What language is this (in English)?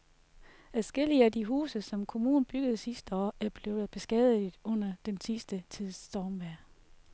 Danish